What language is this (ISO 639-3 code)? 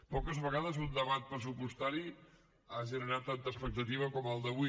cat